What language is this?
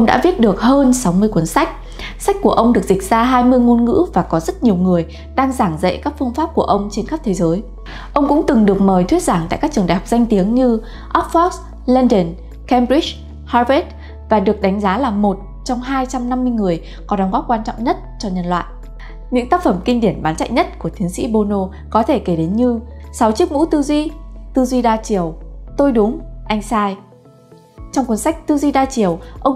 Vietnamese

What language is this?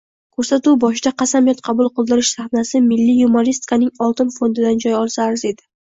Uzbek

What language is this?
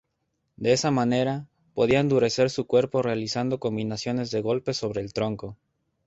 Spanish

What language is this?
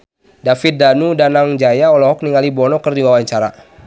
Sundanese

